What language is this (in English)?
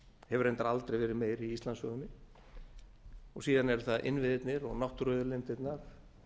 Icelandic